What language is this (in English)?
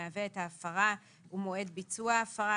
Hebrew